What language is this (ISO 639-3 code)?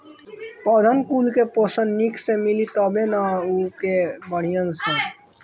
bho